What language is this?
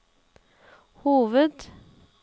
Norwegian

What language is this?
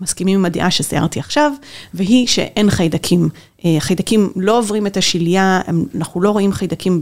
Hebrew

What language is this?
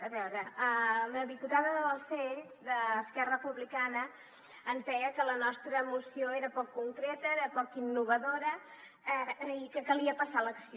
Catalan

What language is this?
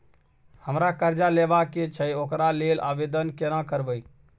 Maithili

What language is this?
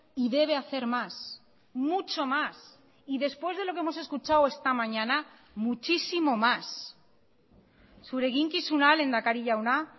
Spanish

